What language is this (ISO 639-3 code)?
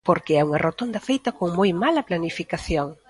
glg